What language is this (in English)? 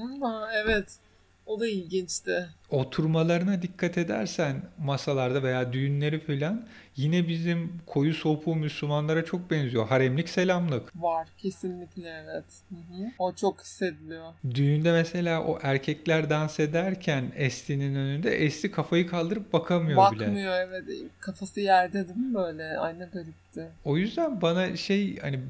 Turkish